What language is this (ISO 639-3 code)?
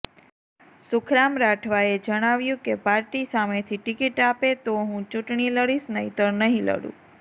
guj